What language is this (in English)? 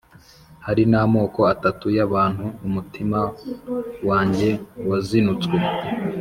Kinyarwanda